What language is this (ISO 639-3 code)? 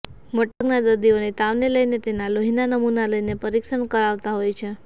guj